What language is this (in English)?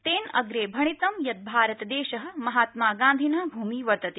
Sanskrit